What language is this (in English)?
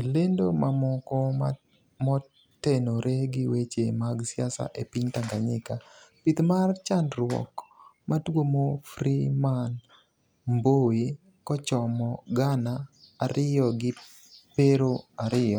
Luo (Kenya and Tanzania)